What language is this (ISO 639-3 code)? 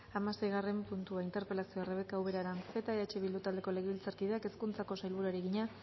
eus